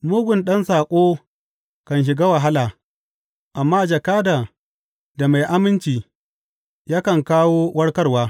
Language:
Hausa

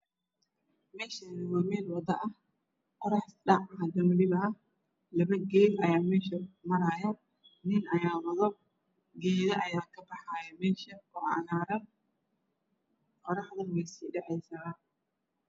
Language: Somali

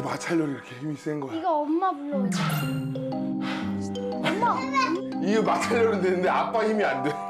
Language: Korean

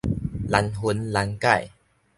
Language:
Min Nan Chinese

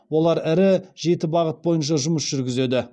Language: Kazakh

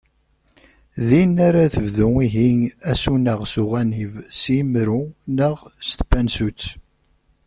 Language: Kabyle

